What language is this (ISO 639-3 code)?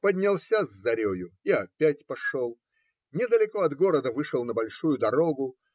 rus